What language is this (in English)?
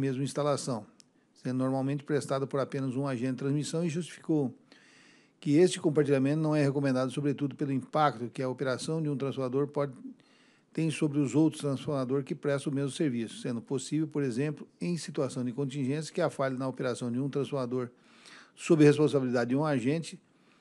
Portuguese